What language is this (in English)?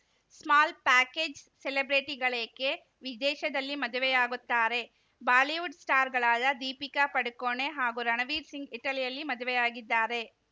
Kannada